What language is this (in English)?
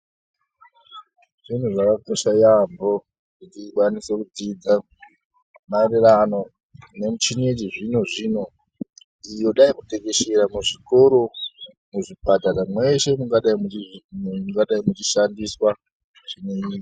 Ndau